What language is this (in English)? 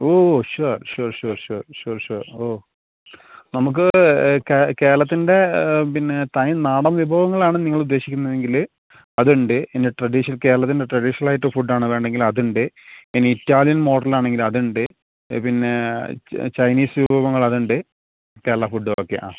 Malayalam